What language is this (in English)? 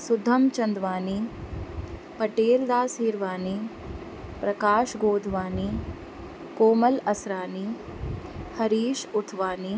Sindhi